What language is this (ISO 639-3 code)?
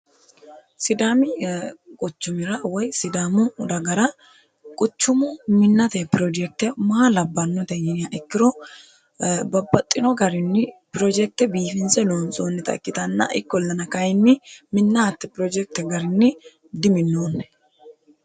sid